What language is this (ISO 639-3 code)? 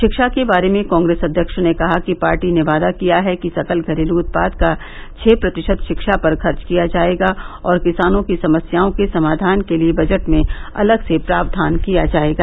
hin